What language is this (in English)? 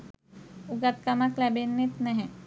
Sinhala